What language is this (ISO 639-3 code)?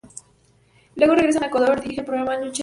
spa